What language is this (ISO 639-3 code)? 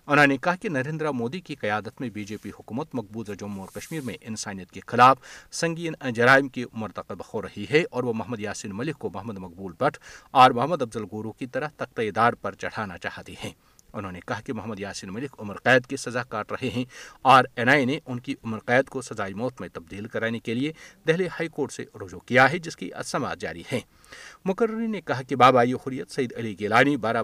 urd